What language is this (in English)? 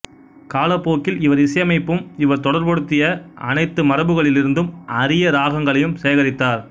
Tamil